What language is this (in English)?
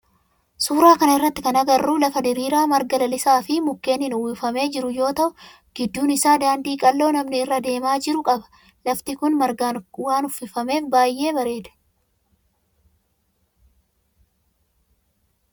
Oromo